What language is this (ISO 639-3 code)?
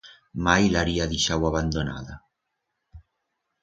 arg